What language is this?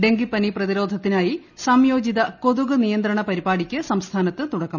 Malayalam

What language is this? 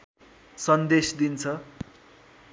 Nepali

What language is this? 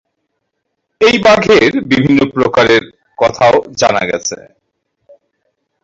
Bangla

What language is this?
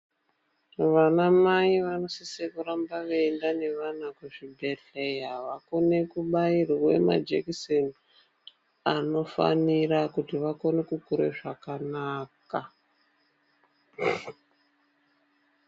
Ndau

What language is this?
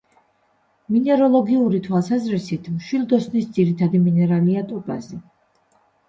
Georgian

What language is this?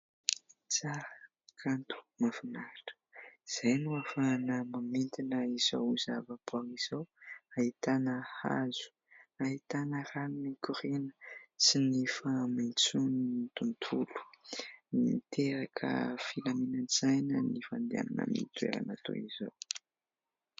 Malagasy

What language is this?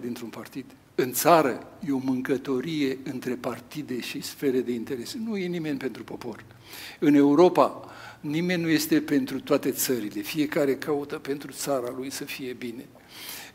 Romanian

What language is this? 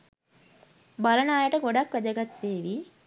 Sinhala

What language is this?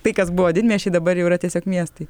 Lithuanian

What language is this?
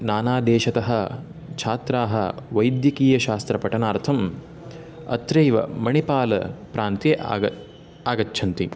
Sanskrit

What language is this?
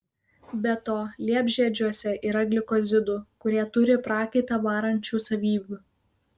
Lithuanian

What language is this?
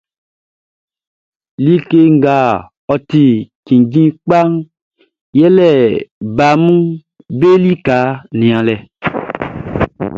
Baoulé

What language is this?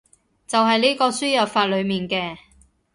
Cantonese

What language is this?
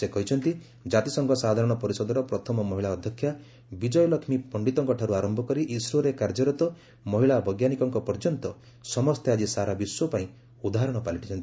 Odia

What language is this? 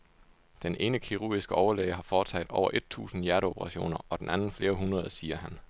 Danish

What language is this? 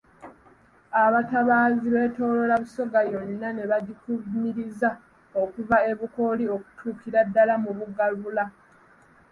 Ganda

